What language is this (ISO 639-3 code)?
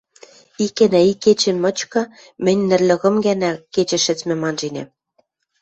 mrj